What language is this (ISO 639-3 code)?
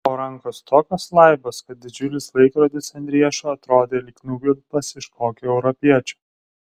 lit